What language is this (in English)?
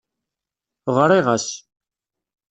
Kabyle